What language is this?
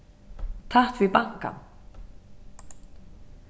Faroese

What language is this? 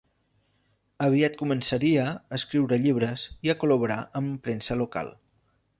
Catalan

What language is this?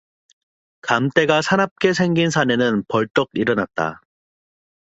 Korean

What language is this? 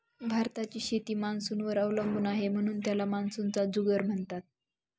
Marathi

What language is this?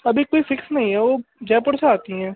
Hindi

